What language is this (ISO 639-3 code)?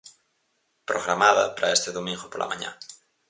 glg